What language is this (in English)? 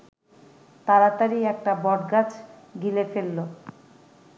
Bangla